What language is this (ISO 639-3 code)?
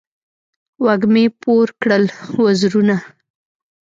pus